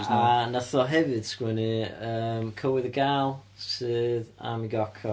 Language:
Welsh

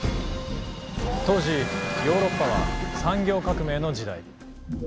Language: Japanese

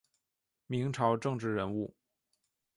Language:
Chinese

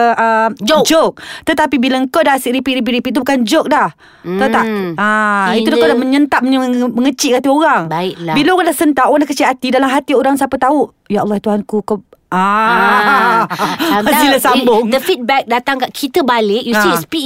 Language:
Malay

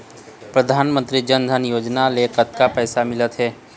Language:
Chhattisgarhi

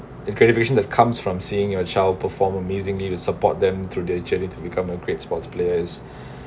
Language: English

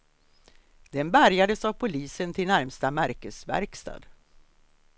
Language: Swedish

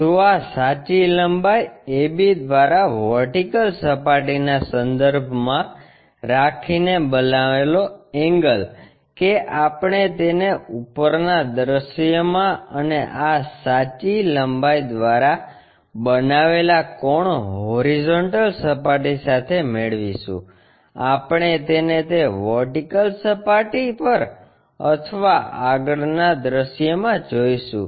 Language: Gujarati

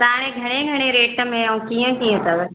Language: Sindhi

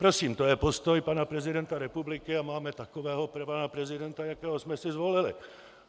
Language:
Czech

